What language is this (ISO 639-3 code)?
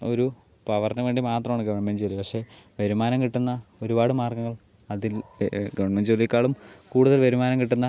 mal